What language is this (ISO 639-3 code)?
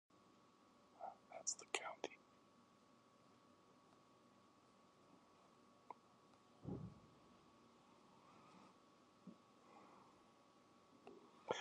eng